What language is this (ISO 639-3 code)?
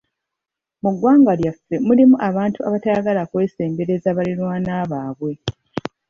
lug